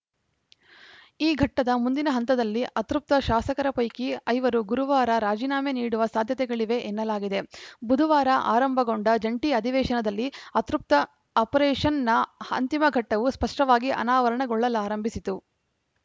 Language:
Kannada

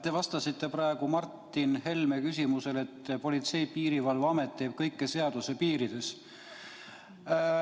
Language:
Estonian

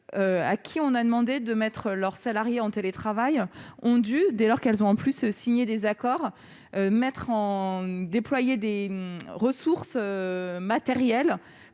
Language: French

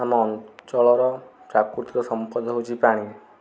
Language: Odia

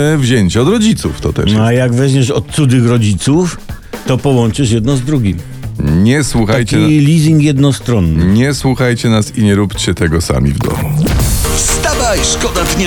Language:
Polish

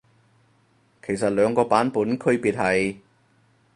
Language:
Cantonese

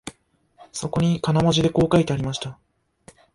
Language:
Japanese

